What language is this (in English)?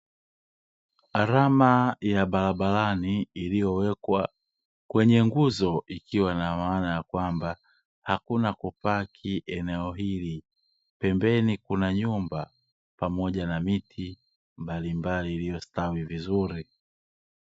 Swahili